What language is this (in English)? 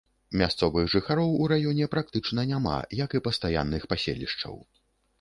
Belarusian